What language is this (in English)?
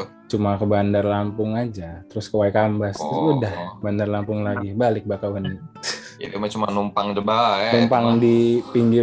Indonesian